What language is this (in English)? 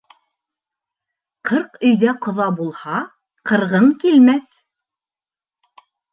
Bashkir